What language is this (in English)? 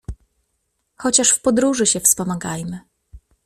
Polish